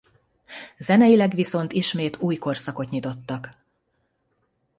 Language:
Hungarian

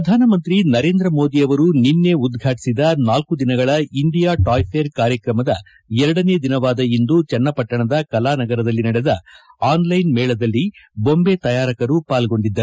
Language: Kannada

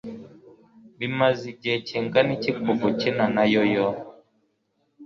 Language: Kinyarwanda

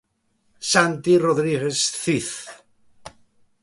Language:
Galician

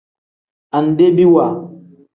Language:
Tem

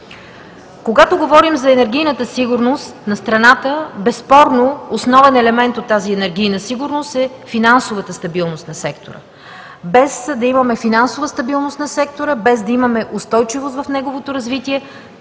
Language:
Bulgarian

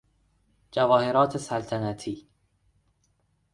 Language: Persian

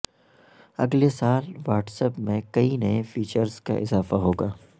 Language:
Urdu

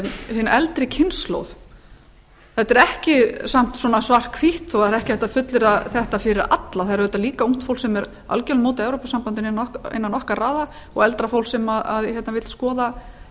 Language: Icelandic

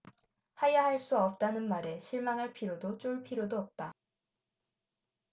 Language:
Korean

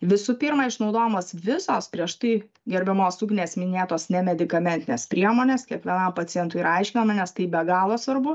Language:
Lithuanian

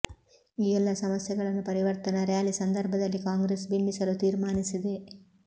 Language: Kannada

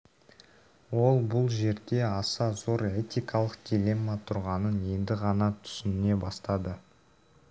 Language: Kazakh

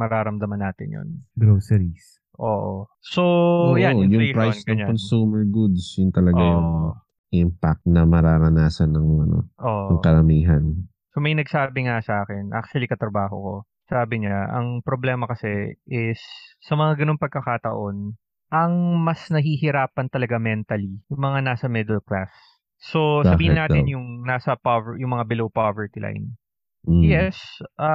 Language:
Filipino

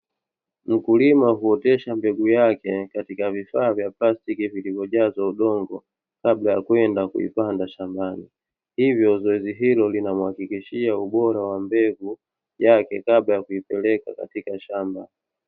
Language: Swahili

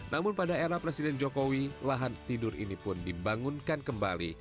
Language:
Indonesian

